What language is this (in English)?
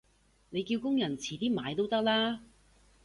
Cantonese